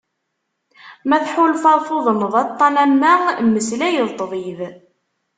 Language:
Kabyle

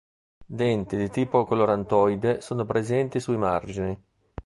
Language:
Italian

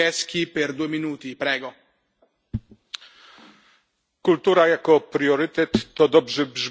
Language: Polish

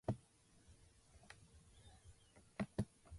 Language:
Japanese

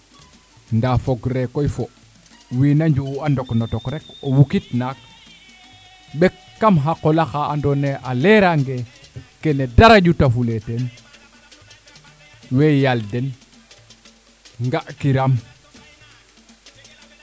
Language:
Serer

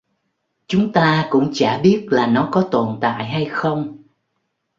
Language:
Vietnamese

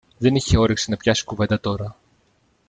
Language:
Greek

